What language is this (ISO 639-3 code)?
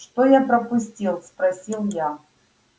rus